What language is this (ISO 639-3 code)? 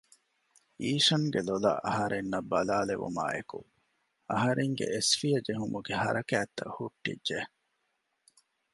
div